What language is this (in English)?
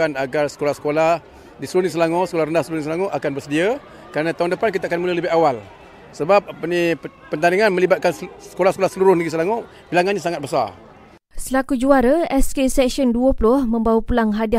Malay